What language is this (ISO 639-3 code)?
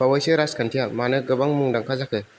brx